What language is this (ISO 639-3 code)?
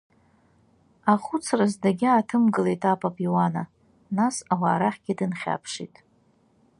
abk